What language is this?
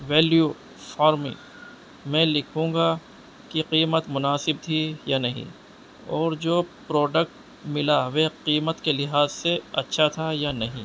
Urdu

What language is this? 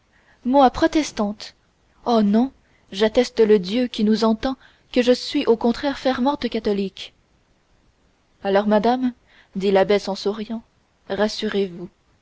French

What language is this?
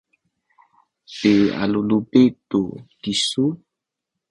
Sakizaya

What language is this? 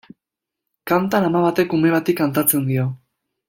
Basque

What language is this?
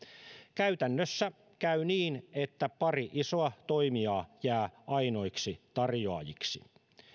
Finnish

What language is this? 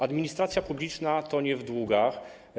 Polish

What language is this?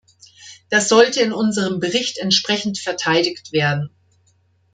German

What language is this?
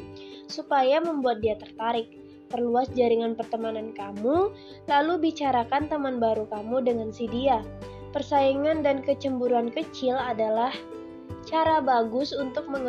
Indonesian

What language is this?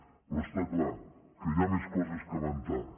Catalan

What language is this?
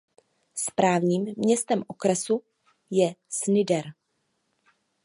Czech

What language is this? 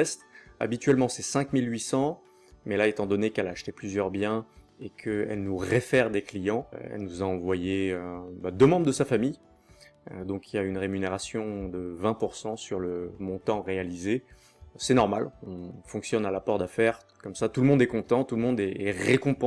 French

